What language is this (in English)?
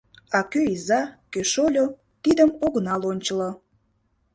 Mari